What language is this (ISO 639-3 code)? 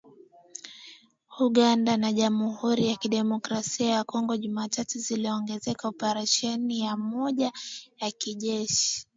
swa